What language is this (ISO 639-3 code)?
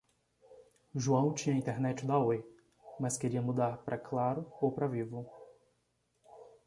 por